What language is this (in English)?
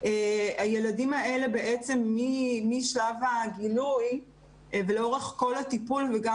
Hebrew